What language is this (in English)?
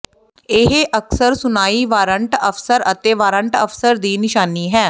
Punjabi